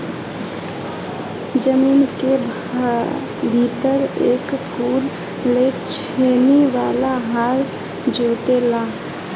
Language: Bhojpuri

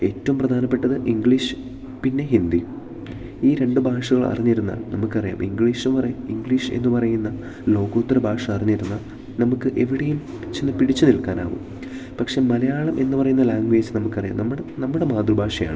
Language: Malayalam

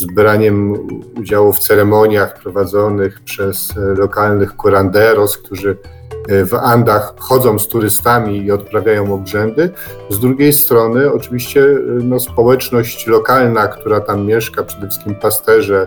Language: Polish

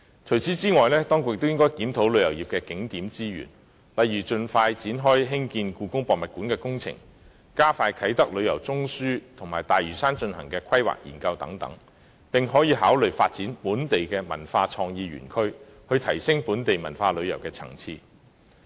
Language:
Cantonese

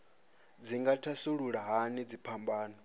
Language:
Venda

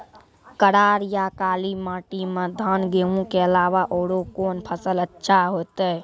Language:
Maithili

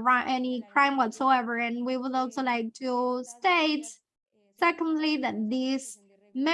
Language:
English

